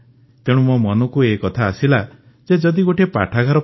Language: Odia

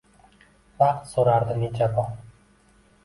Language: Uzbek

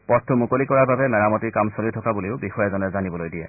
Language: Assamese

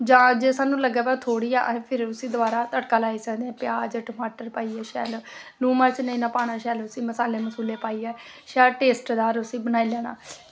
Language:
Dogri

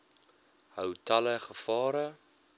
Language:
Afrikaans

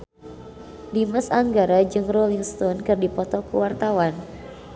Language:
Sundanese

